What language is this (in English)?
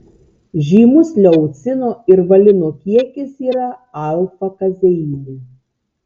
Lithuanian